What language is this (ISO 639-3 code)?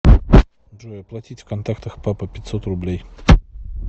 rus